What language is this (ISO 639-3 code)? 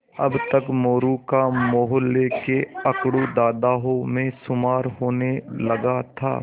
hin